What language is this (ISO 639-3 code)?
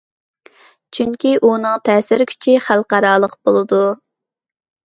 uig